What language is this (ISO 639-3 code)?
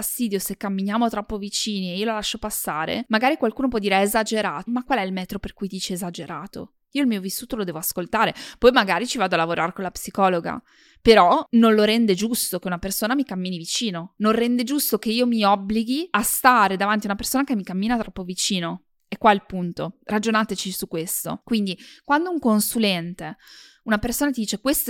ita